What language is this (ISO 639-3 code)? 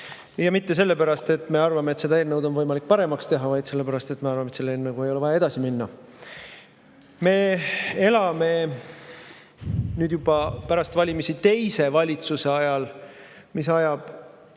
est